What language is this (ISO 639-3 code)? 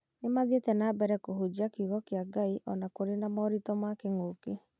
kik